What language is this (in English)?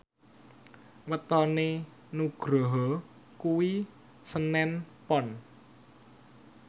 Javanese